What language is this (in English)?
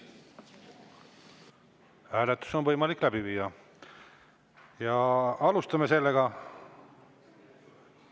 Estonian